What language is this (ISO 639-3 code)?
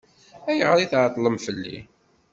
kab